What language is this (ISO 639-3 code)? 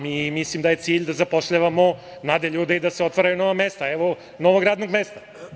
srp